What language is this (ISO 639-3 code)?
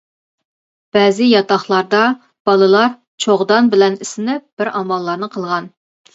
uig